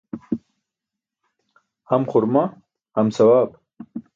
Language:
Burushaski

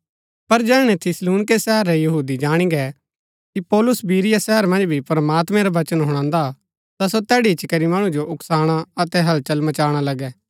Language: Gaddi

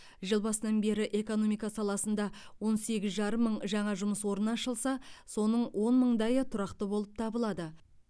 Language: Kazakh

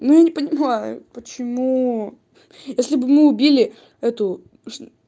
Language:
Russian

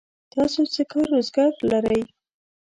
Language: Pashto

